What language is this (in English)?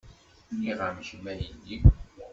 Kabyle